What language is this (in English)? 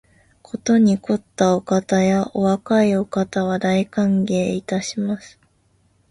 Japanese